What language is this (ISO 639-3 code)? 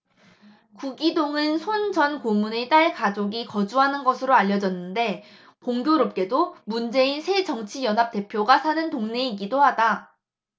kor